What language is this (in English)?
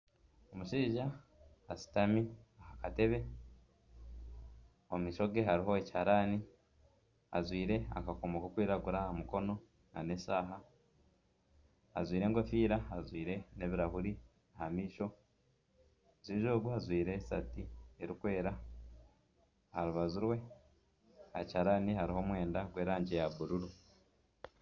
Nyankole